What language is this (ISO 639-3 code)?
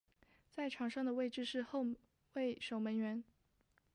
zho